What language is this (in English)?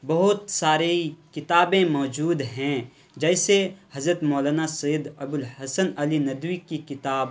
Urdu